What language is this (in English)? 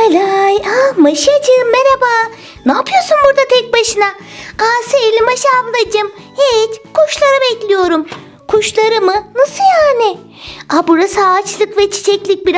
Turkish